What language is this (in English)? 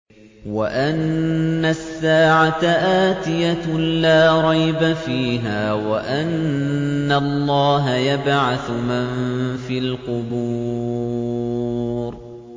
Arabic